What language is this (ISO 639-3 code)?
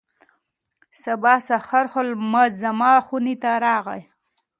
pus